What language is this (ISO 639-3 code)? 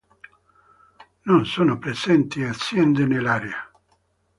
ita